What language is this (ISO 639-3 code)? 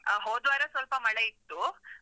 kan